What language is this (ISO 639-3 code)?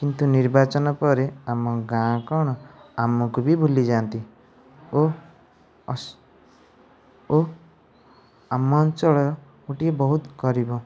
ori